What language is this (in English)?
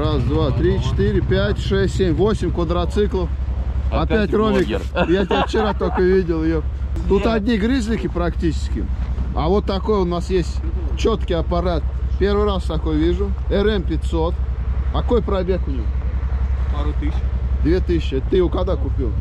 Russian